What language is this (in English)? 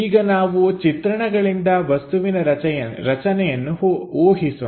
Kannada